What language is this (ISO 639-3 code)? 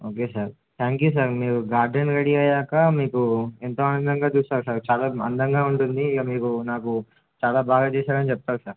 tel